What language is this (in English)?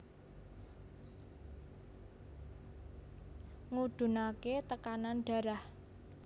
Javanese